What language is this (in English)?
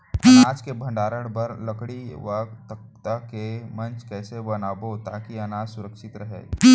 Chhattisgarhi